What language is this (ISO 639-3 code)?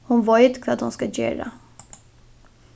fao